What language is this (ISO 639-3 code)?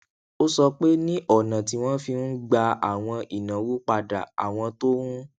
yor